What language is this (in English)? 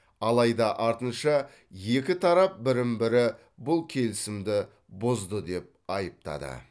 Kazakh